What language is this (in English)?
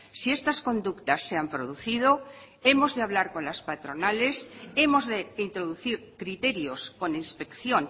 Spanish